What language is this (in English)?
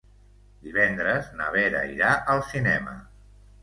Catalan